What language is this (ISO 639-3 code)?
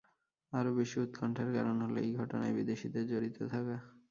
ben